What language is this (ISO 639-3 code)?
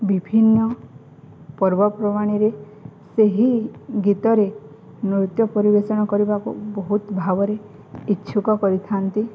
ori